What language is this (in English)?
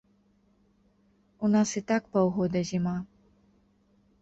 Belarusian